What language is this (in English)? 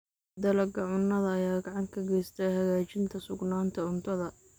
Somali